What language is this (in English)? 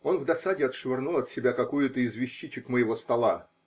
Russian